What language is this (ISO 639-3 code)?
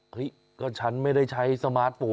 tha